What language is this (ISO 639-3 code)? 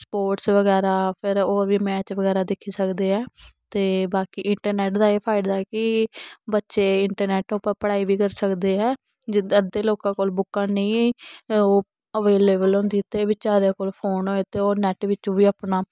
doi